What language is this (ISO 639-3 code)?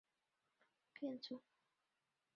zho